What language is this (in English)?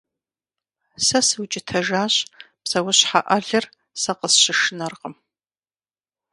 Kabardian